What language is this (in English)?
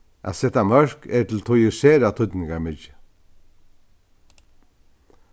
Faroese